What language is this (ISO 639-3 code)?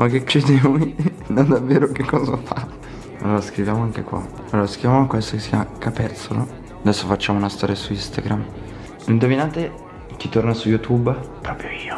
ita